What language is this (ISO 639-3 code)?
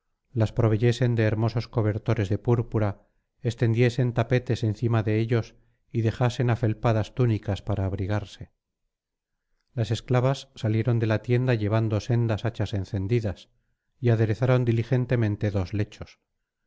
spa